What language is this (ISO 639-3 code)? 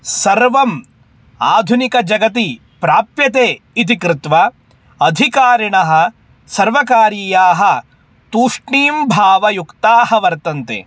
san